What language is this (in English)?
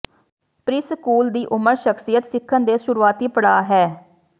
Punjabi